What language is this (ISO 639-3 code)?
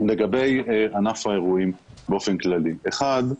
heb